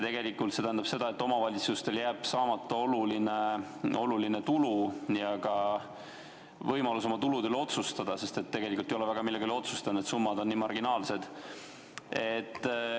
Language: Estonian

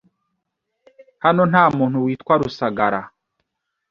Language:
Kinyarwanda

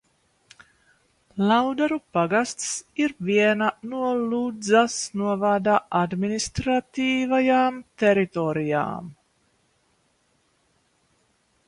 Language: Latvian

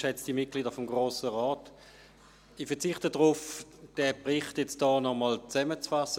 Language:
Swiss German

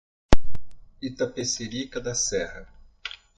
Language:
Portuguese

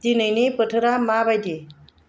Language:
Bodo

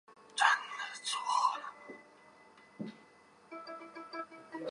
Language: Chinese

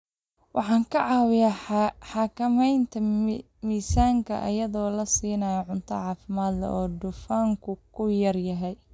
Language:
Somali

